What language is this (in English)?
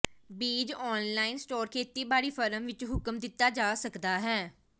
Punjabi